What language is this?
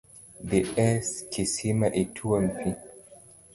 Luo (Kenya and Tanzania)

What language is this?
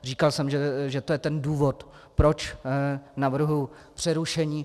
Czech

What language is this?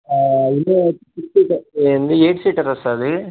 Telugu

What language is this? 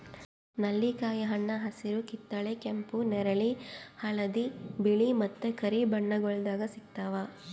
Kannada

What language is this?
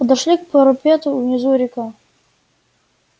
Russian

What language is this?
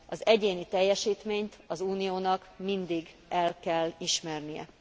Hungarian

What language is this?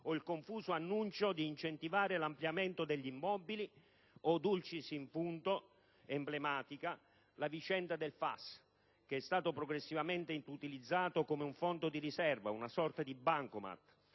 Italian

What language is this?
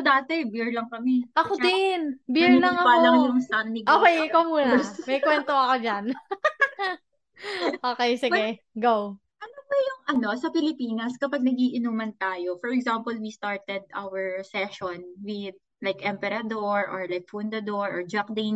Filipino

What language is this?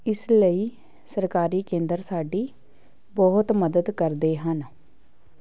Punjabi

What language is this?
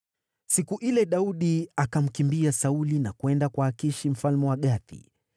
Swahili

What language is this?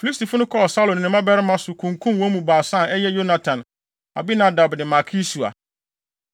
Akan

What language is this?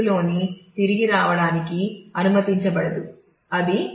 Telugu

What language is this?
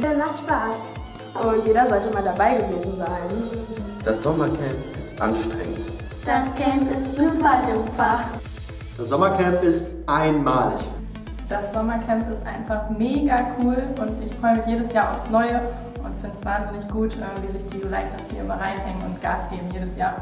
German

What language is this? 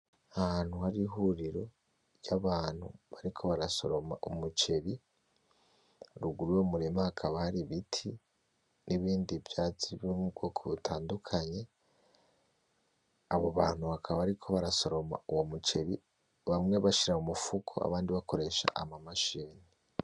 Rundi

